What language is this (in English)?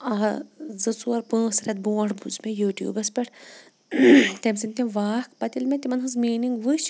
Kashmiri